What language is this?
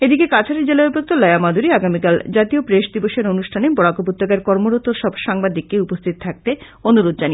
Bangla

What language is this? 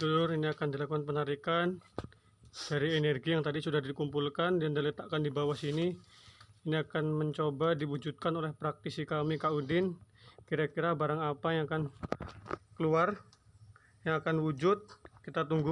Indonesian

